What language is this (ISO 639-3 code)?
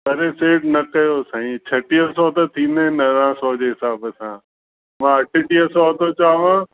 snd